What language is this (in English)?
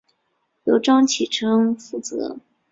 Chinese